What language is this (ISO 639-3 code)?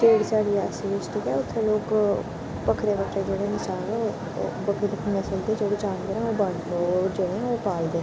doi